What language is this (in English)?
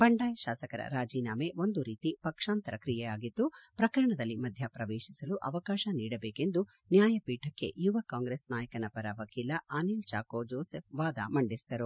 Kannada